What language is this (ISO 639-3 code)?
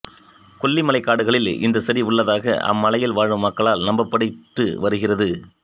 tam